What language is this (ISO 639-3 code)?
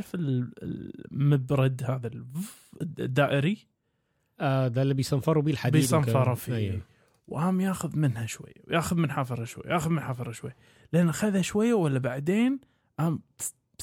ara